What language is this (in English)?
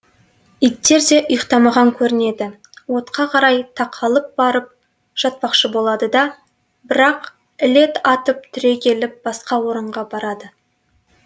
Kazakh